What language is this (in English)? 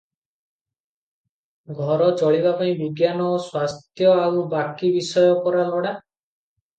Odia